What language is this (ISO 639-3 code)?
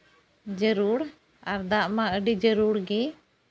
sat